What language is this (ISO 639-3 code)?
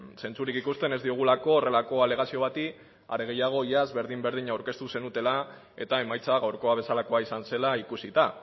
eus